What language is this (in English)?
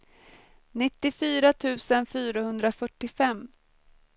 Swedish